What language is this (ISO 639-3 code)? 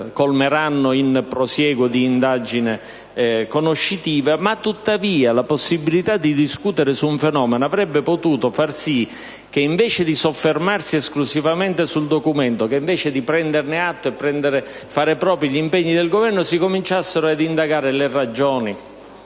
ita